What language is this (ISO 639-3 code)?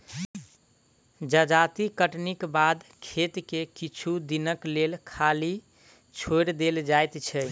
mai